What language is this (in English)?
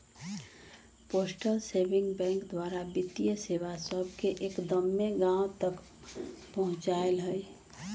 Magahi